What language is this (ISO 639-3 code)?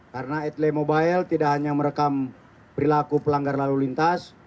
ind